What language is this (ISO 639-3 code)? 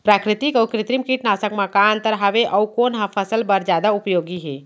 hne